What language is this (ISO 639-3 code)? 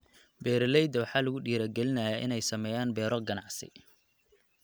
som